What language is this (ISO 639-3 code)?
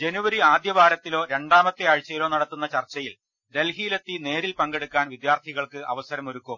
mal